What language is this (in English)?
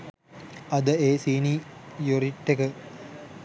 Sinhala